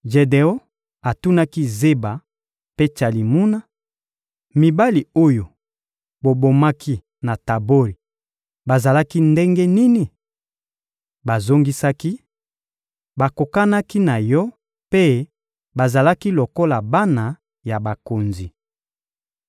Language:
Lingala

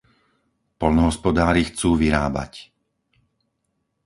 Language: Slovak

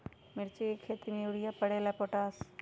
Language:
Magahi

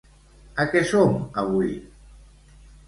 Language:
Catalan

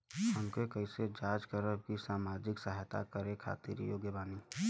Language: Bhojpuri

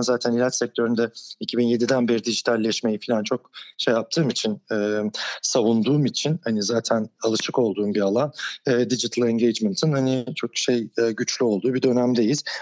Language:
Turkish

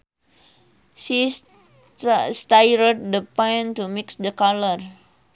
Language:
Sundanese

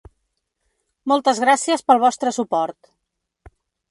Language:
Catalan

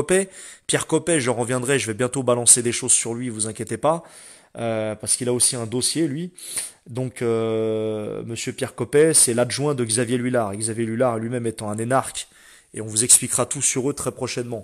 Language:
French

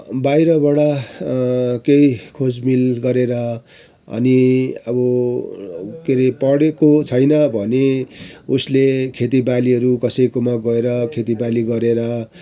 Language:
Nepali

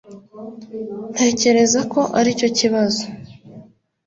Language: Kinyarwanda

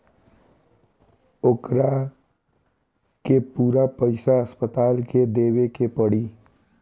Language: Bhojpuri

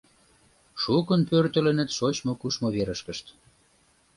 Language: Mari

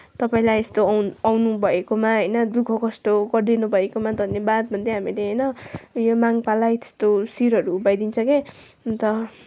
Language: Nepali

